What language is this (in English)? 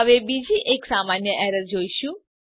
Gujarati